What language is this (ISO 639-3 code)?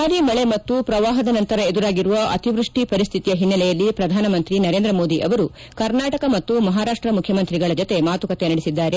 kan